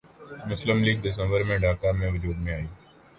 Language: Urdu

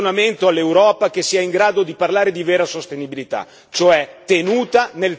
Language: Italian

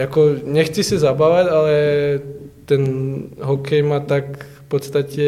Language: Czech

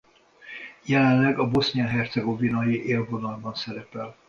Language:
Hungarian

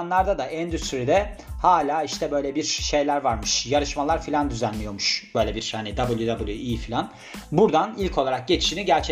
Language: Turkish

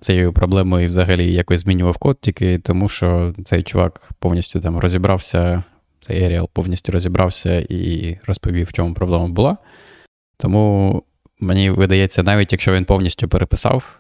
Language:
Ukrainian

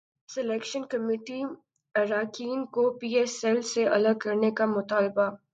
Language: Urdu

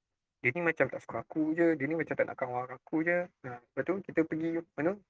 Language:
Malay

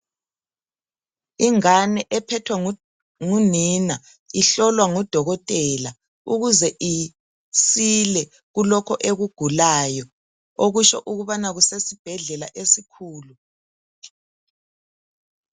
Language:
North Ndebele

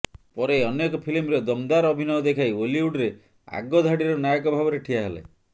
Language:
Odia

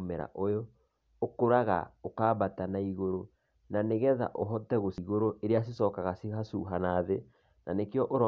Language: Kikuyu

